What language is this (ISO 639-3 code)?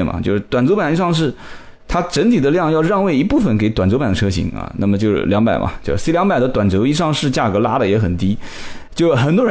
zho